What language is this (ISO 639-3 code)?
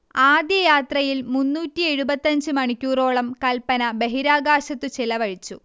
mal